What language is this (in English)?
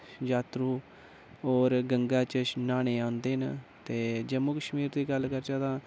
Dogri